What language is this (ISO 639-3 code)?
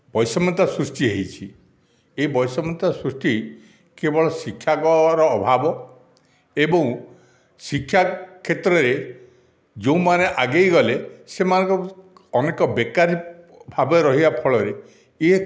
ori